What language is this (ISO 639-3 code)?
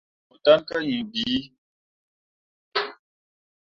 mua